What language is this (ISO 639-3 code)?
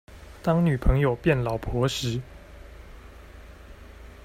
zho